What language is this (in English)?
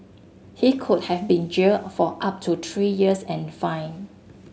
English